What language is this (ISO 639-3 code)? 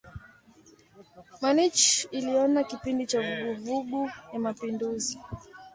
swa